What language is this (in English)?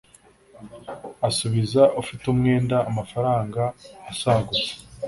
Kinyarwanda